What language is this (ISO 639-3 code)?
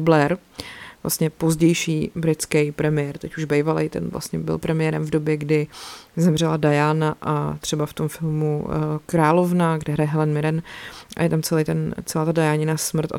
ces